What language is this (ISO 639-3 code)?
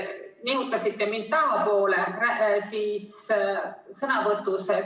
est